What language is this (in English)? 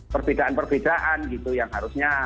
Indonesian